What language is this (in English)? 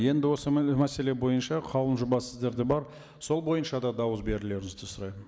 Kazakh